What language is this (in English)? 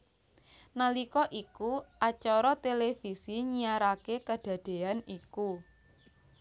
Javanese